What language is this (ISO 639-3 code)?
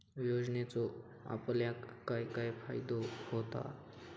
mar